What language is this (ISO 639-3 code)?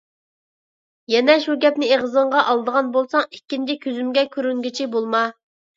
uig